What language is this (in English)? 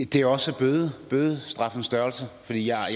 Danish